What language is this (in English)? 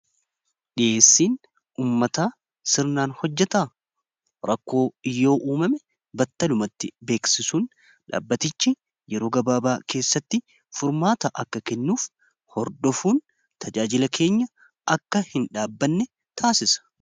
Oromo